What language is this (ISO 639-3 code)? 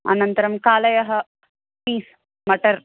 san